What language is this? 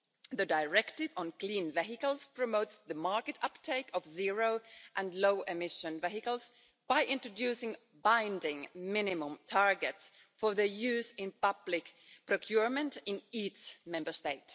English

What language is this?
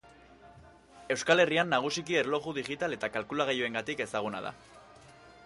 Basque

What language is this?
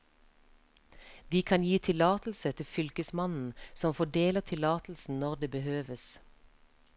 Norwegian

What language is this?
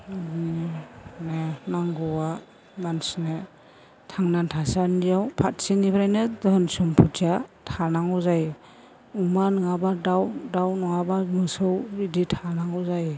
Bodo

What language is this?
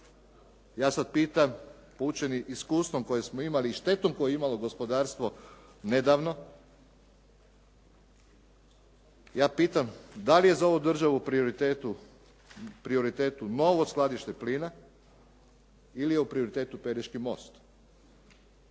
Croatian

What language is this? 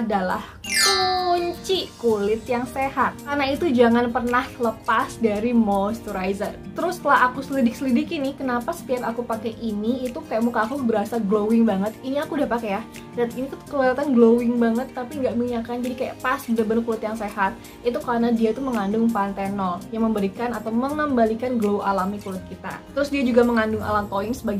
Indonesian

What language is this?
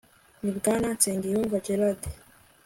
Kinyarwanda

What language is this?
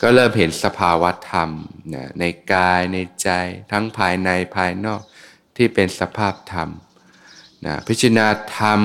Thai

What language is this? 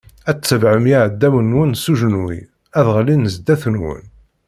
Kabyle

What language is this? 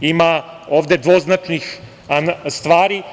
Serbian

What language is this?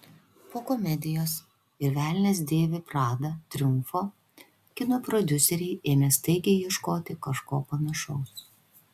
Lithuanian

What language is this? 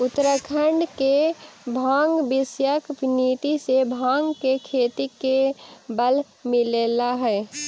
Magahi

